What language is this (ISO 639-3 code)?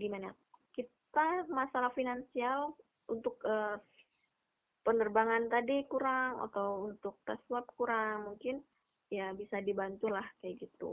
ind